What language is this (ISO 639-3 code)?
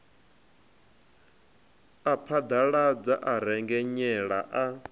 ven